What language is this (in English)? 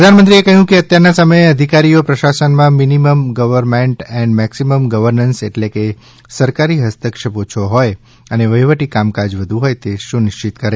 Gujarati